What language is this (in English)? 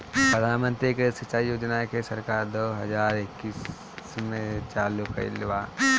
Bhojpuri